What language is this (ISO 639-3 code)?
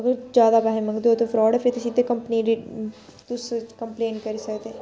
doi